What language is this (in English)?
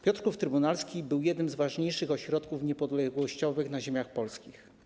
Polish